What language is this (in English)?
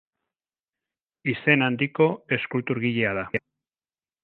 Basque